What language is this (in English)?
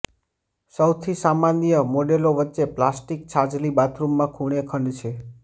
Gujarati